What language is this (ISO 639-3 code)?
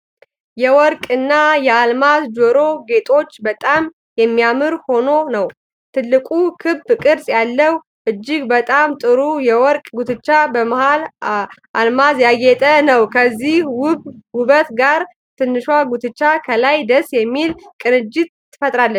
amh